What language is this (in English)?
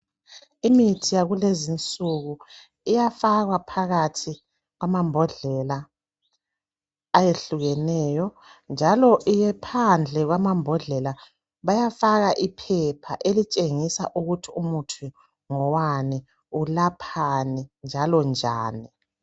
North Ndebele